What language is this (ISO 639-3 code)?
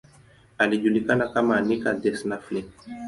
swa